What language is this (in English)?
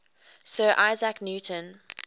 English